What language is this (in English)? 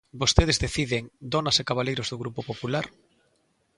Galician